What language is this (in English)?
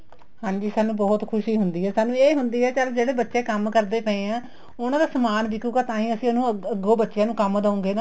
Punjabi